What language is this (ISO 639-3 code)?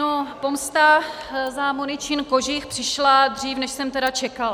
ces